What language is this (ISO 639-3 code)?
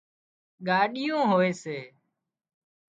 kxp